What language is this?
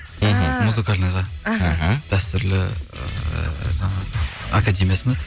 Kazakh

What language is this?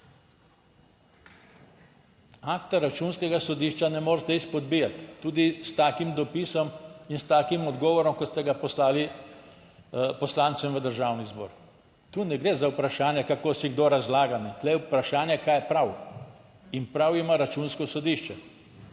Slovenian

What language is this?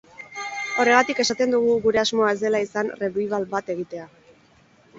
Basque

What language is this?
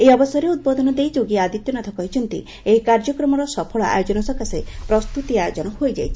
Odia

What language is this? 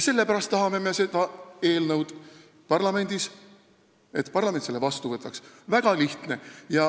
Estonian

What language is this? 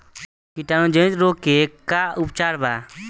Bhojpuri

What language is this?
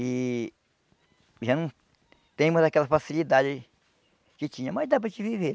Portuguese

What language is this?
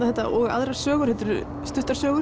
Icelandic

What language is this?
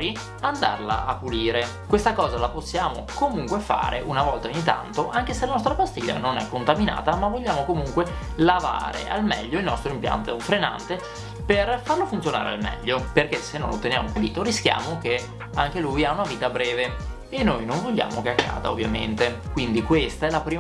Italian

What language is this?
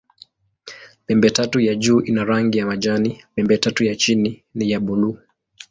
Swahili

